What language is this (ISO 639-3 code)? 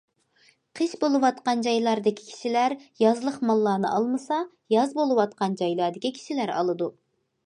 uig